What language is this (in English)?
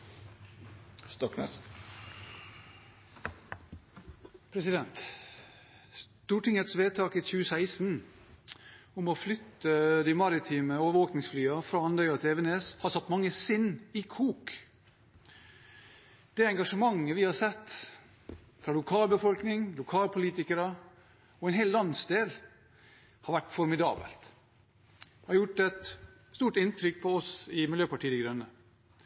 Norwegian